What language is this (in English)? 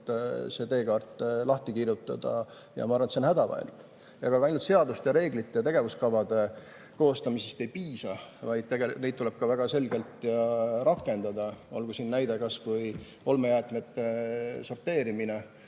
Estonian